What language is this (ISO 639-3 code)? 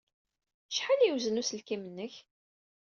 kab